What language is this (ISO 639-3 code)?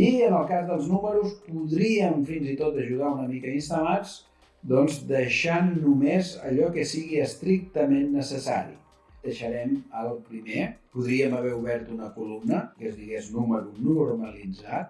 cat